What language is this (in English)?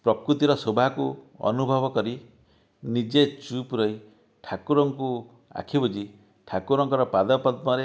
Odia